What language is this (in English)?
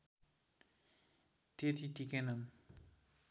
Nepali